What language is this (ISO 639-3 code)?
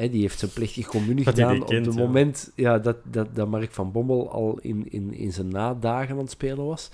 nld